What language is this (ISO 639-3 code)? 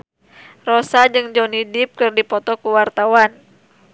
sun